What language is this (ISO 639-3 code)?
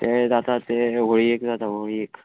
kok